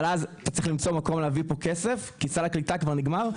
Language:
Hebrew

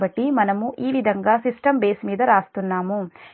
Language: Telugu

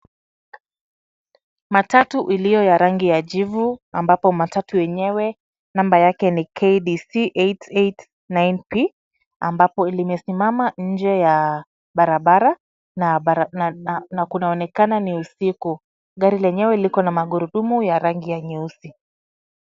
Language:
Swahili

